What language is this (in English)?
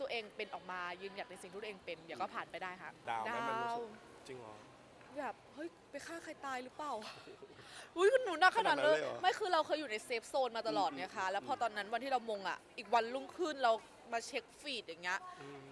Thai